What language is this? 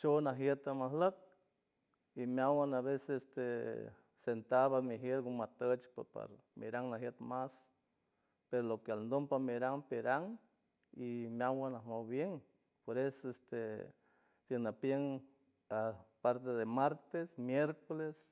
San Francisco Del Mar Huave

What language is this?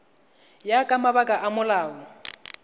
Tswana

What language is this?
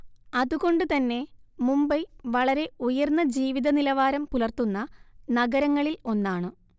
Malayalam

